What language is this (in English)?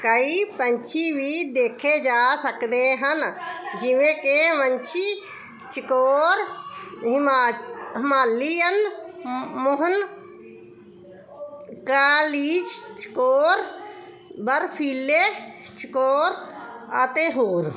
Punjabi